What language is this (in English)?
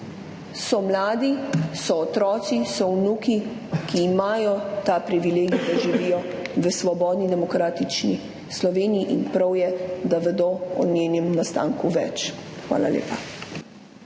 Slovenian